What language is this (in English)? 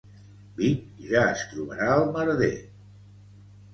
Catalan